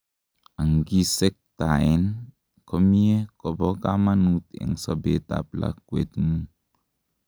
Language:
Kalenjin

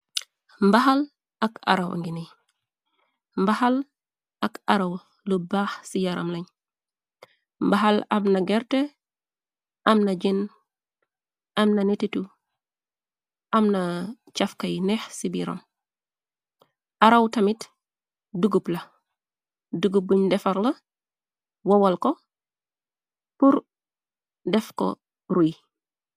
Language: Wolof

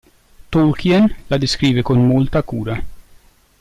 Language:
Italian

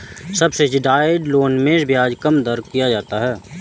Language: Hindi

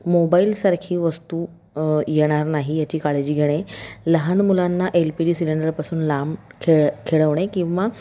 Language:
Marathi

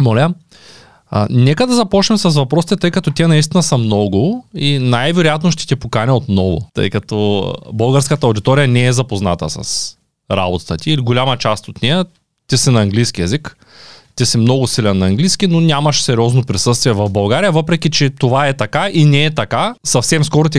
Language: Bulgarian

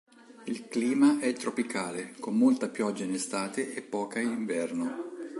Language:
Italian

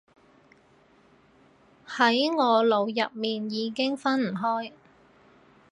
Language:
Cantonese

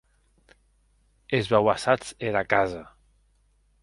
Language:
Occitan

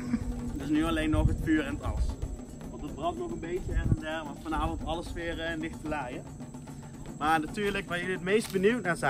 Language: Dutch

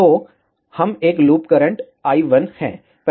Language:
Hindi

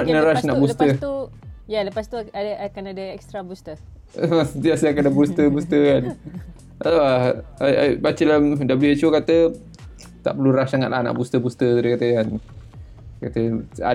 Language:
Malay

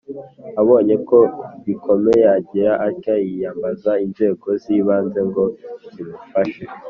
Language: Kinyarwanda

